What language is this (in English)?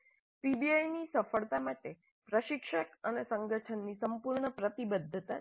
Gujarati